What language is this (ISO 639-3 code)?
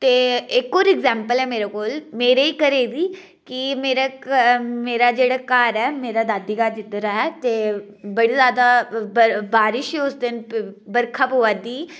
doi